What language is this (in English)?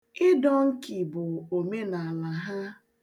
Igbo